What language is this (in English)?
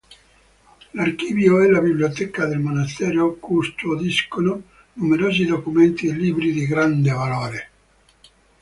Italian